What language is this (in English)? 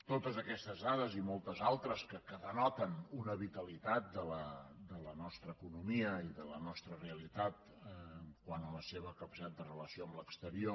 Catalan